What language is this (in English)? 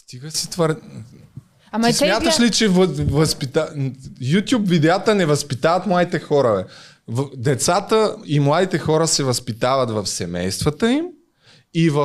Bulgarian